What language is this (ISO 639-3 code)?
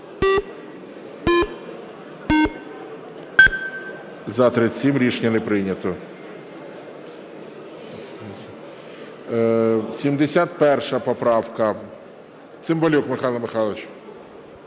ukr